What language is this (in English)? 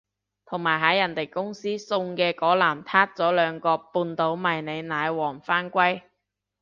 Cantonese